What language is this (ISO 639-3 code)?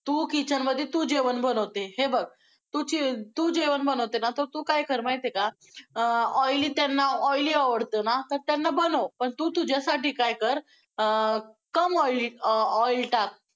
mar